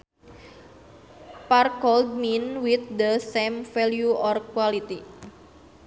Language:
Sundanese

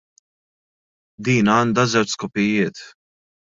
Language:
Maltese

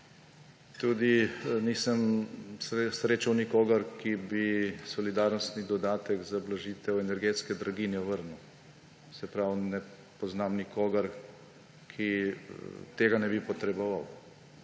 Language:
Slovenian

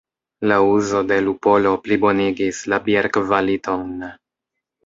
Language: Esperanto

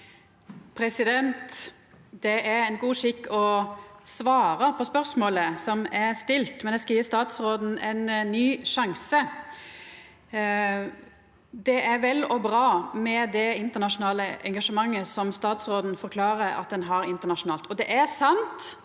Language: Norwegian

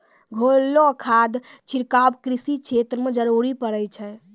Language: Maithili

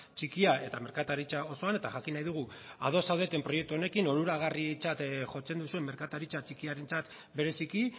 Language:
Basque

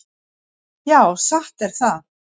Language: Icelandic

